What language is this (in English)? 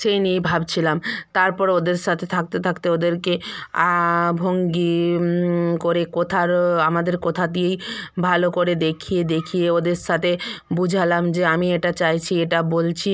Bangla